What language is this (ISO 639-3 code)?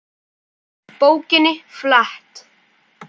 isl